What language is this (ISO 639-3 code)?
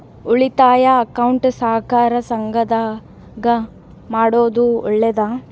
kan